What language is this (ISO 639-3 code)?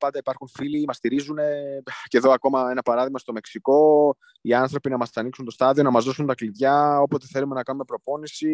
ell